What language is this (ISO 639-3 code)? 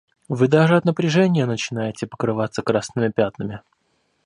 rus